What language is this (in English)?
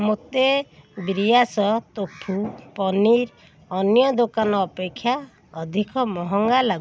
Odia